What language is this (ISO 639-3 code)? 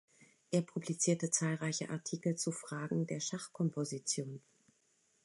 deu